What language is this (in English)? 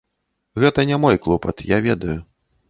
Belarusian